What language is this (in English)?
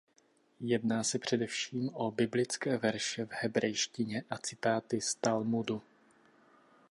Czech